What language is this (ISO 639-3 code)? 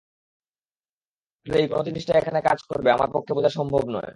ben